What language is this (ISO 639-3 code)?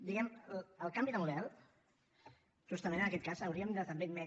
cat